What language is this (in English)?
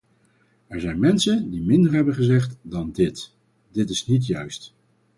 Dutch